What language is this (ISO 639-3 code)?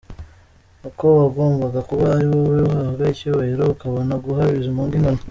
kin